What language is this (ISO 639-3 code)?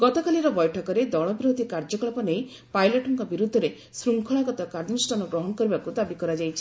ori